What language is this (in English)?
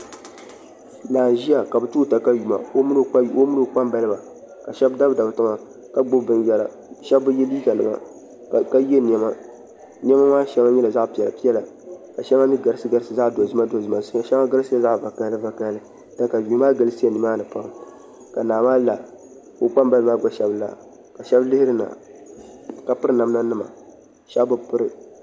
Dagbani